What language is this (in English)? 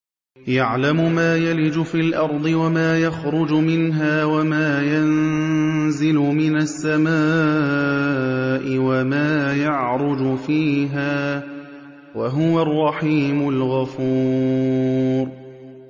Arabic